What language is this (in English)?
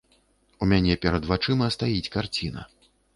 Belarusian